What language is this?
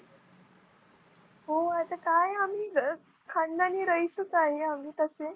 Marathi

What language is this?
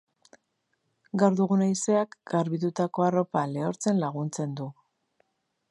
Basque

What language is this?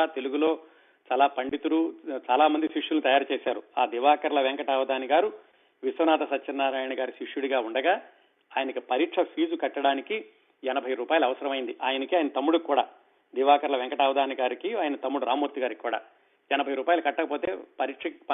Telugu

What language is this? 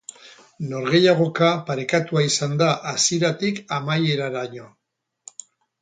Basque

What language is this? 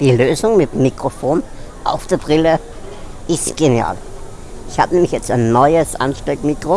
German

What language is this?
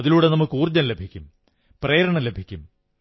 Malayalam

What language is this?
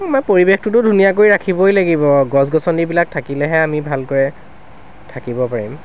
Assamese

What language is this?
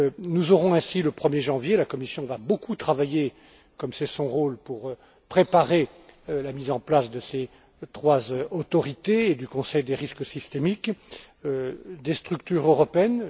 French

